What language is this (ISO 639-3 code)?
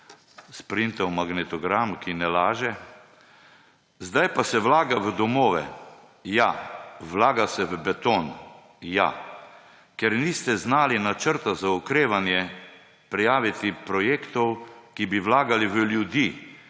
slv